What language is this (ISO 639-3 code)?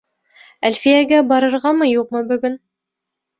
bak